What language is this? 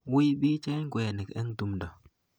Kalenjin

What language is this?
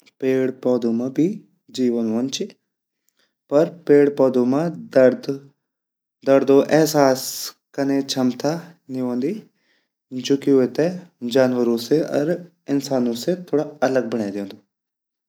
Garhwali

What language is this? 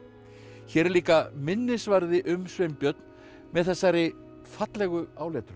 Icelandic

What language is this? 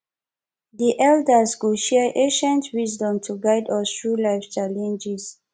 Nigerian Pidgin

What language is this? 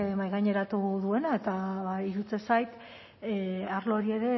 Basque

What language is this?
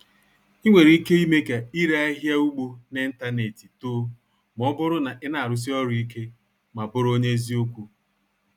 Igbo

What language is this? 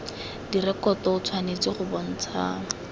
Tswana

